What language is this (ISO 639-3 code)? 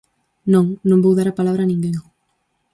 glg